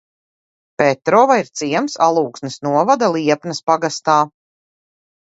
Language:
Latvian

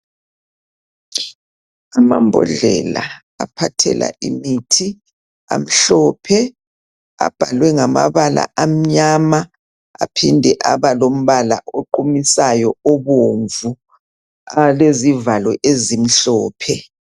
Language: North Ndebele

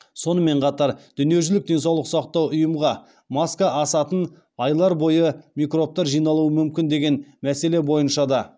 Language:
Kazakh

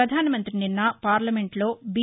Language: Telugu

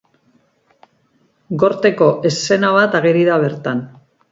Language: Basque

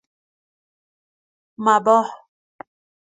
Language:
Persian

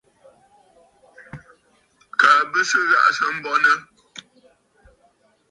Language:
Bafut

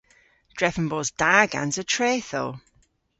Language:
Cornish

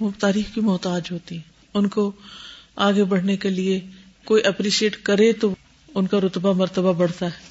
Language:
Urdu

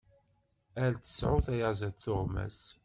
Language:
Kabyle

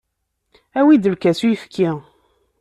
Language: Kabyle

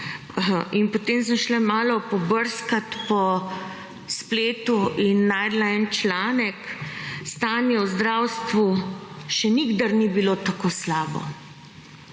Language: Slovenian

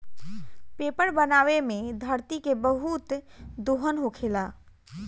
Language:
Bhojpuri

